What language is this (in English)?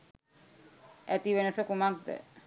Sinhala